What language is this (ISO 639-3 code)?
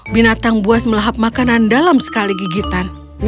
ind